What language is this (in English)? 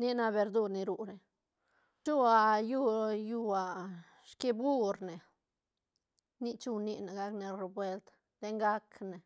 Santa Catarina Albarradas Zapotec